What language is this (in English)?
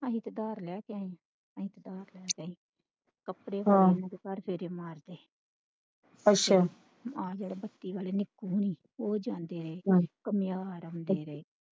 Punjabi